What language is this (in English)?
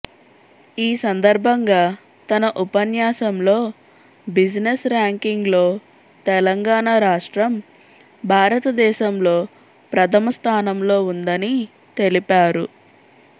Telugu